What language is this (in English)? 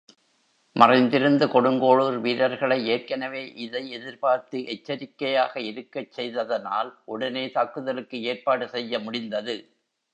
Tamil